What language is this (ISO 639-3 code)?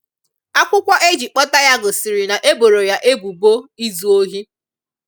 ibo